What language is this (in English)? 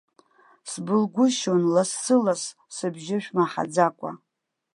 Abkhazian